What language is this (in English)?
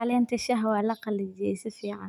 Somali